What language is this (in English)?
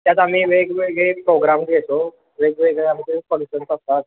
Marathi